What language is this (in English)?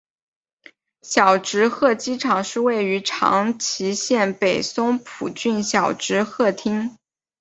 Chinese